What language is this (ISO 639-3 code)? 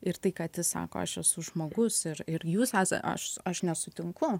lit